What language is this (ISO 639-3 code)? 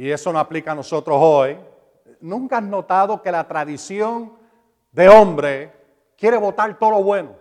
spa